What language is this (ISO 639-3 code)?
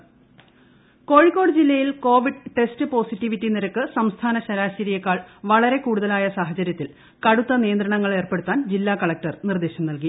mal